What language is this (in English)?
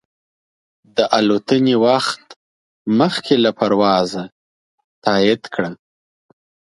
Pashto